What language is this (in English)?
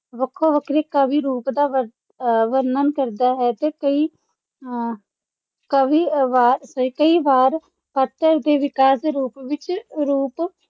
Punjabi